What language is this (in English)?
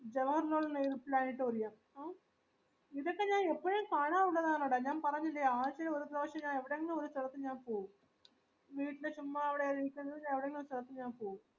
Malayalam